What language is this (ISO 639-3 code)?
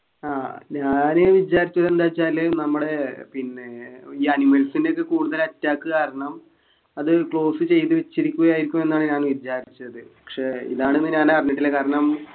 mal